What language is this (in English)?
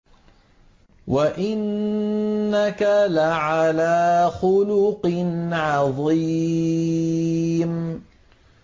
Arabic